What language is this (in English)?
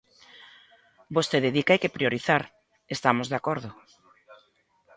Galician